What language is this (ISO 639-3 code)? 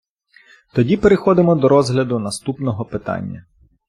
ukr